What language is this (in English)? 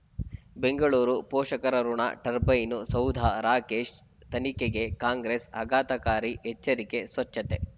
Kannada